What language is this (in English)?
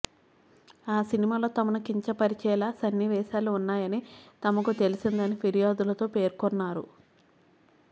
Telugu